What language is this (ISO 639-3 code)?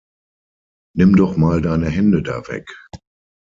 deu